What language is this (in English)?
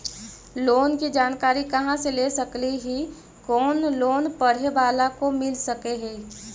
Magahi